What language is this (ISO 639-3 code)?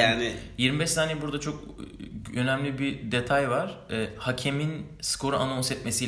tur